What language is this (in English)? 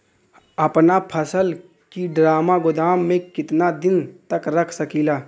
Bhojpuri